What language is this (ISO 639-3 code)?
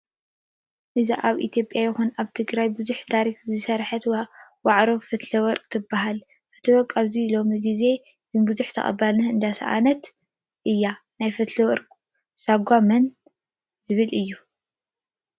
tir